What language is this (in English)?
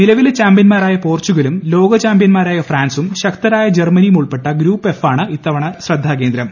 Malayalam